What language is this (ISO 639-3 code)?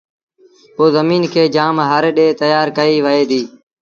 sbn